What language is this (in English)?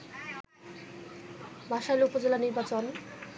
Bangla